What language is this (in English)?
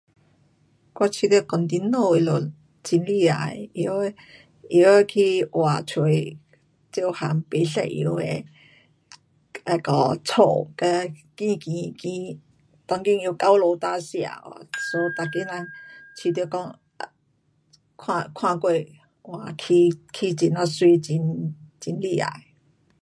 Pu-Xian Chinese